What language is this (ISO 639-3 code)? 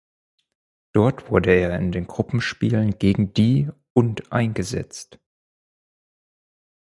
deu